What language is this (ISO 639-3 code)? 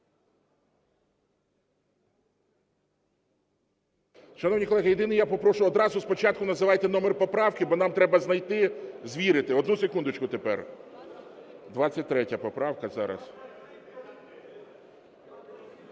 ukr